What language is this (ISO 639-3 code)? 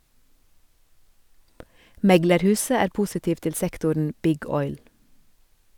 nor